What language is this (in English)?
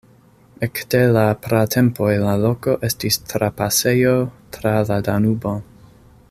Esperanto